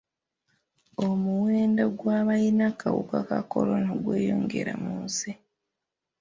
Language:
Ganda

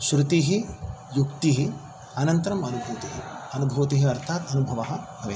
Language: Sanskrit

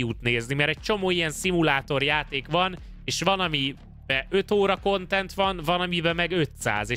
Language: Hungarian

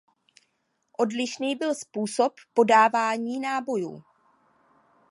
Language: Czech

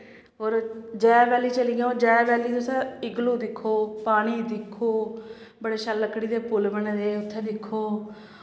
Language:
Dogri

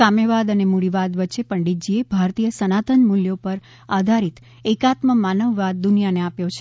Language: Gujarati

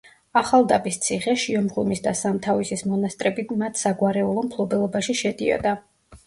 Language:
Georgian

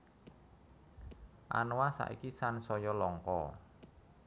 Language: Javanese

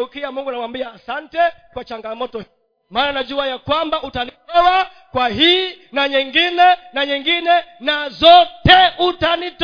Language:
Swahili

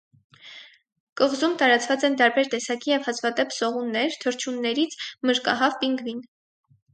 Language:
Armenian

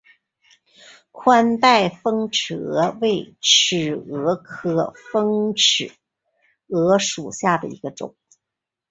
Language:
Chinese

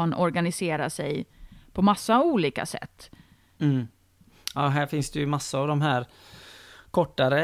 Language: Swedish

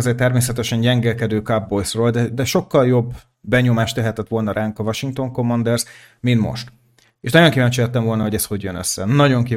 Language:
Hungarian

